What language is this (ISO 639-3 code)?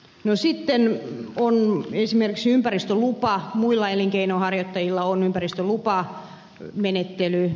fin